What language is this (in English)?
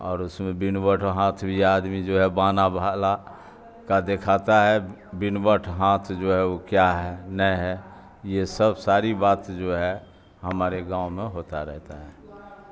Urdu